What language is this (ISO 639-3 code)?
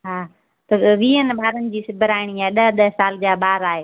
snd